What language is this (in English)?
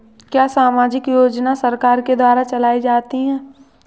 Hindi